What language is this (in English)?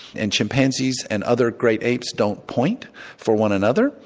English